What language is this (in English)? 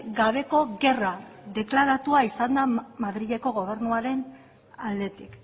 Basque